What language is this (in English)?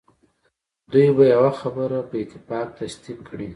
Pashto